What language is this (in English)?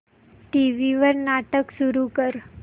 Marathi